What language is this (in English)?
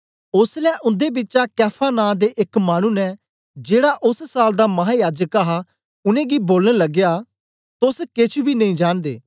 Dogri